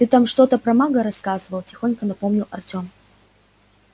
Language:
Russian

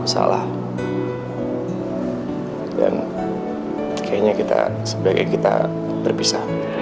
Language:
Indonesian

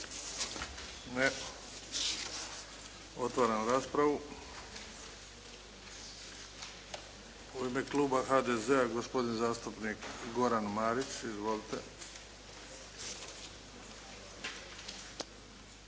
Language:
Croatian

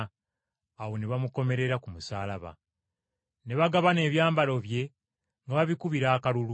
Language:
Ganda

